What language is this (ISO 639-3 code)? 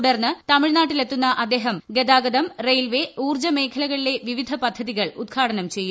mal